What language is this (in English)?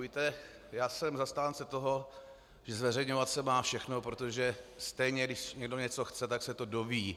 Czech